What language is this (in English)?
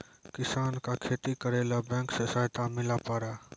Maithili